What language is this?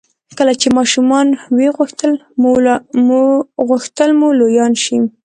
Pashto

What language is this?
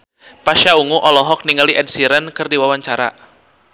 Sundanese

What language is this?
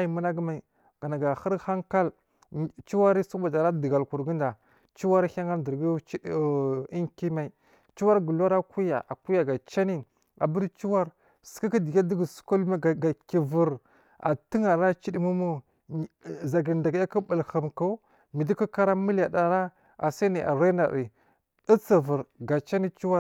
Marghi South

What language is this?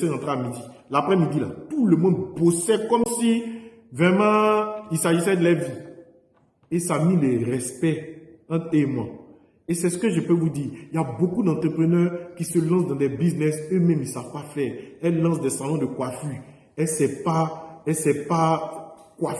French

